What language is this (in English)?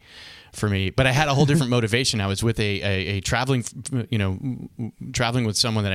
English